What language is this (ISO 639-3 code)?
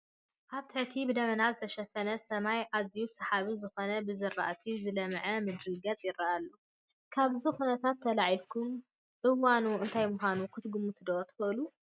tir